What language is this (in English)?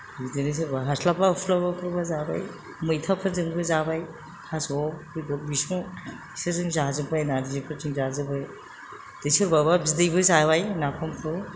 Bodo